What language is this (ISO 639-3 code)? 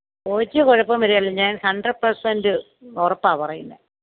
mal